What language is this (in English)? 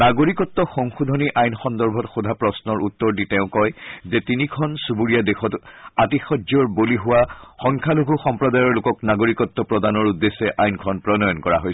Assamese